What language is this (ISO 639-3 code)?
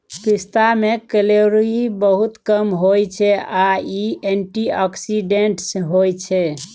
mai